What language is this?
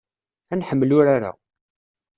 Kabyle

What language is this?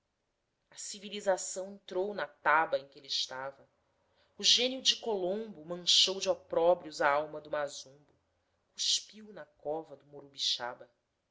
Portuguese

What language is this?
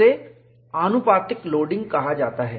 Hindi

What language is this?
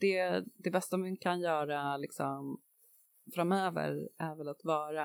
Swedish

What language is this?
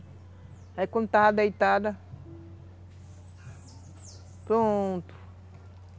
Portuguese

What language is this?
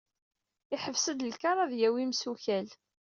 Kabyle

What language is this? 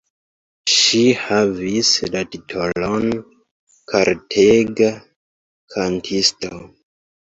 Esperanto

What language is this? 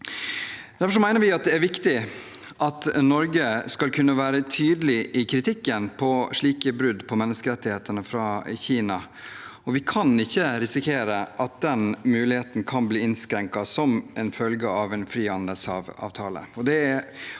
Norwegian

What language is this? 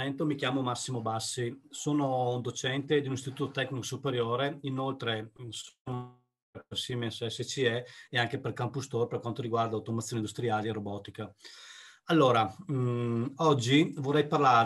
Italian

